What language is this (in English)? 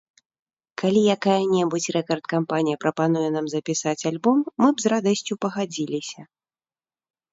Belarusian